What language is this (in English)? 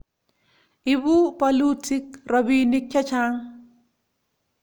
Kalenjin